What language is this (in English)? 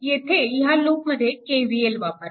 Marathi